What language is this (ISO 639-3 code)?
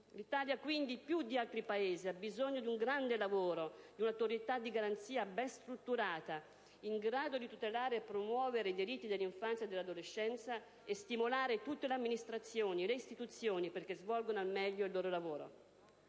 ita